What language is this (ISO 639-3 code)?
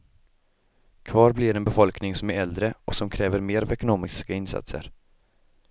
swe